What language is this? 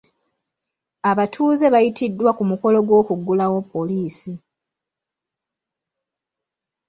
Ganda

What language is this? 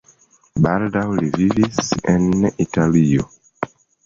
Esperanto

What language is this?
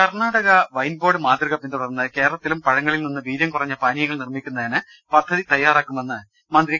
Malayalam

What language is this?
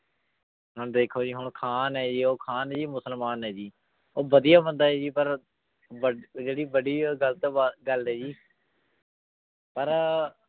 Punjabi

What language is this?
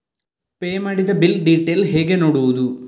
Kannada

